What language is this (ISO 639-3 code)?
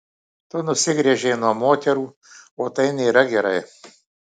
lit